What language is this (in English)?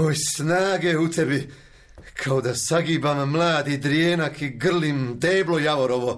Croatian